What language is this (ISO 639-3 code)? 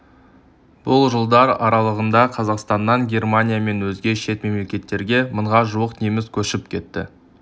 kaz